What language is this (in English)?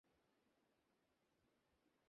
Bangla